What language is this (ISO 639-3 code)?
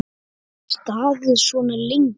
isl